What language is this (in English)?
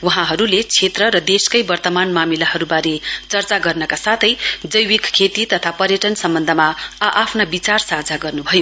Nepali